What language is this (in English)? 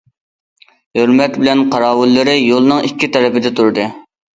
Uyghur